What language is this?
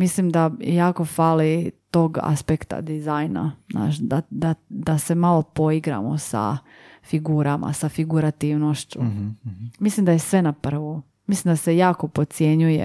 Croatian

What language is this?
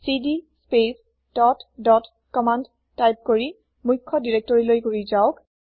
Assamese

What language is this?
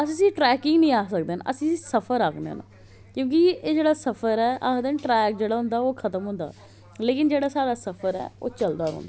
Dogri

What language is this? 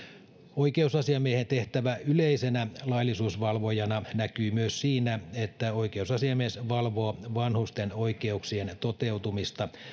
Finnish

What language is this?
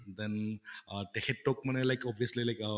Assamese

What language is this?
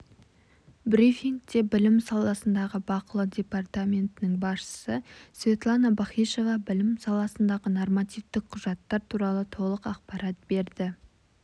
Kazakh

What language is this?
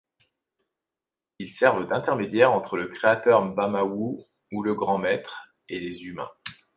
French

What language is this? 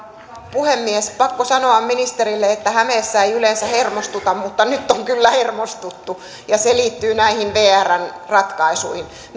Finnish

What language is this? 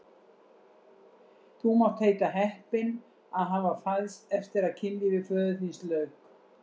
Icelandic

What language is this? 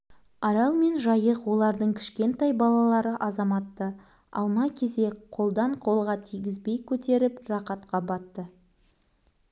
Kazakh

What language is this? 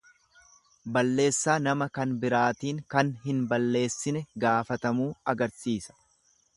Oromo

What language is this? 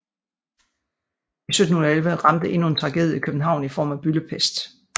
Danish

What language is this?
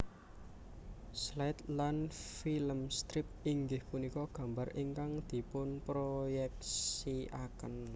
Javanese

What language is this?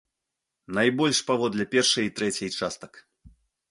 Belarusian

